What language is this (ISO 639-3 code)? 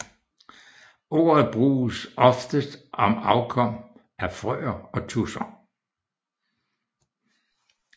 dan